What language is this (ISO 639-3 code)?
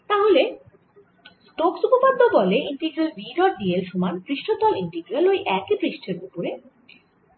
ben